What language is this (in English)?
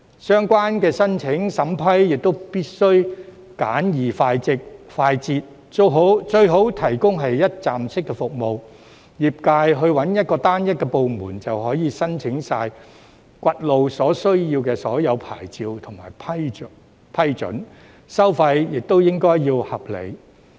Cantonese